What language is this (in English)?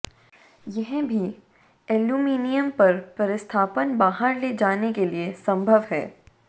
Hindi